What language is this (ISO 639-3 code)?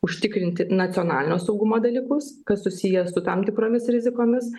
lit